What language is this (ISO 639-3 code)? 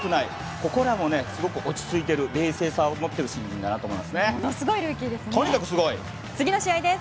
jpn